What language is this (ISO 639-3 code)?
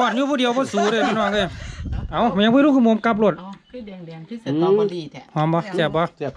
tha